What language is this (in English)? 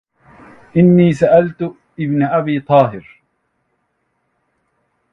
Arabic